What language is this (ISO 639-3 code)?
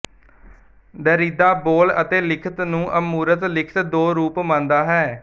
pan